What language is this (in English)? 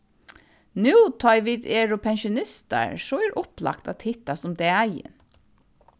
Faroese